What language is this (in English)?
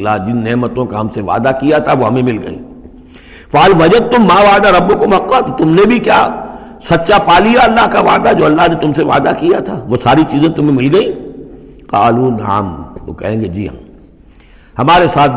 Urdu